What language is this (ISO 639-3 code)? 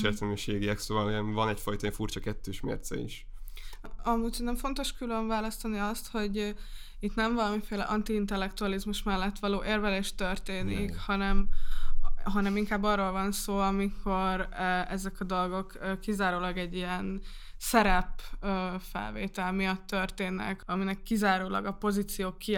hun